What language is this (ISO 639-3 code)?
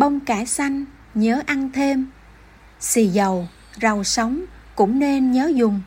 vie